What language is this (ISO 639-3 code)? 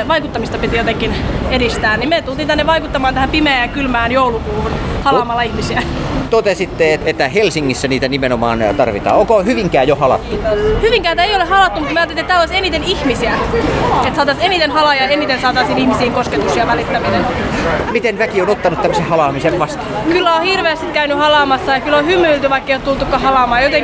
fin